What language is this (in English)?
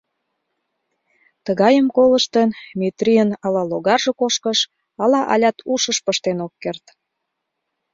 Mari